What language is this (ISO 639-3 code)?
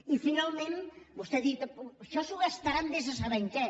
cat